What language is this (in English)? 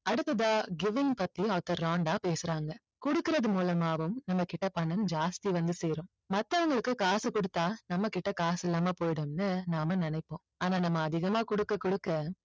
Tamil